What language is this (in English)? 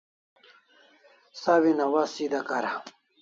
Kalasha